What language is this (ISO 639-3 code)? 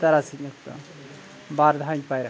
sat